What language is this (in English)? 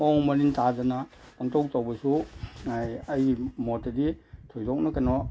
Manipuri